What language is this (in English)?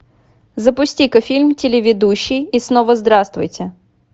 Russian